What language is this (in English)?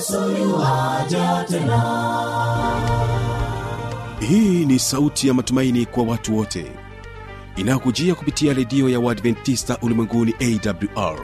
Swahili